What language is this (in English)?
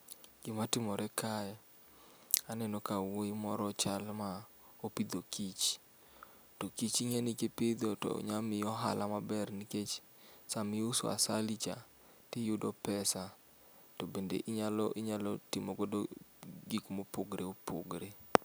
Luo (Kenya and Tanzania)